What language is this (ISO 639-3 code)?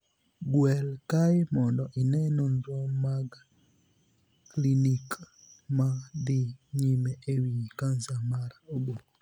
luo